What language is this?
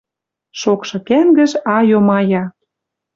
Western Mari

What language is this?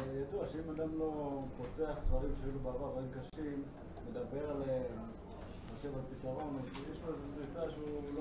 Hebrew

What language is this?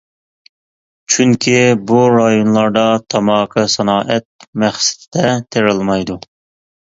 Uyghur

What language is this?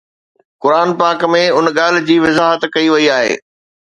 Sindhi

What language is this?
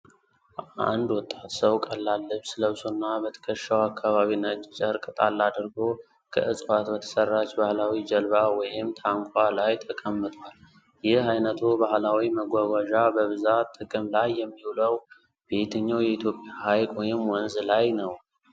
Amharic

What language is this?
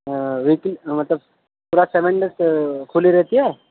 Urdu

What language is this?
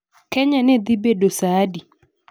Luo (Kenya and Tanzania)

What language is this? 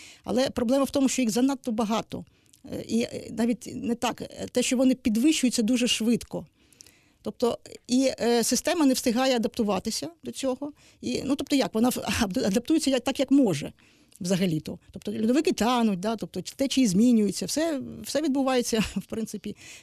Ukrainian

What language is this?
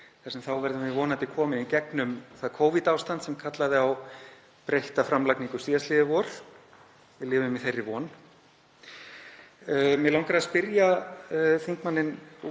Icelandic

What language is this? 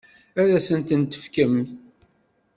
Kabyle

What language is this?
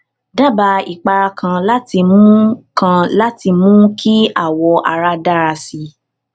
Yoruba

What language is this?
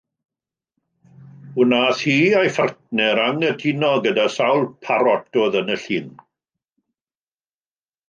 Welsh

